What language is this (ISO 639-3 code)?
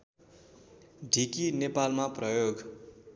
nep